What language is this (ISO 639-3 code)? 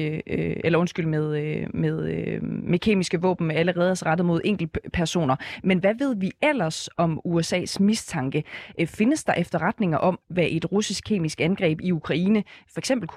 dan